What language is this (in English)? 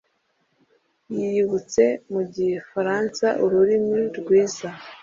Kinyarwanda